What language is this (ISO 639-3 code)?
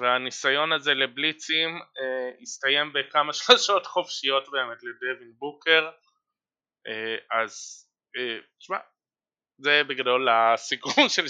heb